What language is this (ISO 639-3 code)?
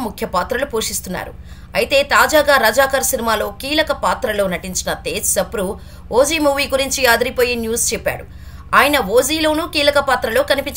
tel